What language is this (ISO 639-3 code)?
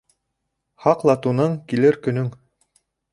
bak